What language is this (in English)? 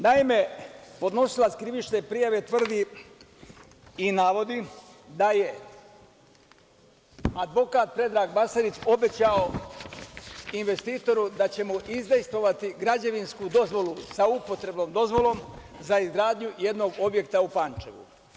Serbian